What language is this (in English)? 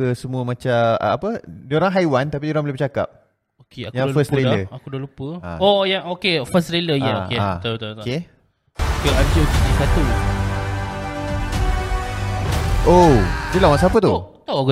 Malay